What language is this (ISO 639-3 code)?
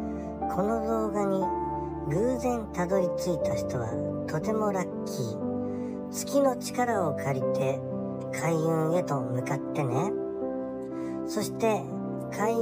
jpn